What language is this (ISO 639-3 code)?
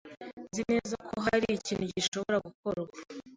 kin